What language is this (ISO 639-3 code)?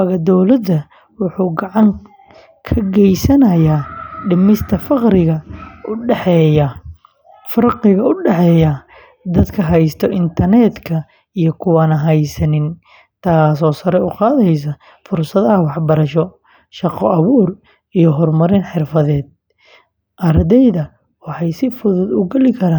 som